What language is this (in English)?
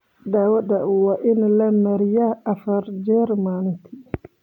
Somali